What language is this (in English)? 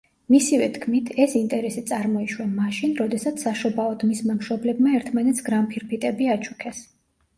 Georgian